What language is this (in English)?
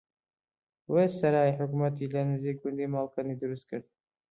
Central Kurdish